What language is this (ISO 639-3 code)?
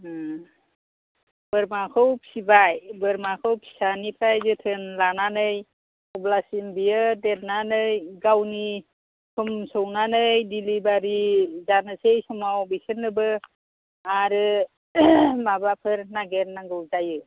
brx